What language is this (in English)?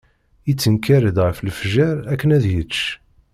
Kabyle